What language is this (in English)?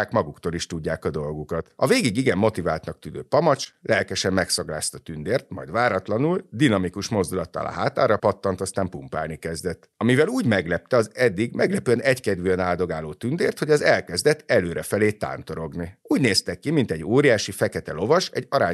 Hungarian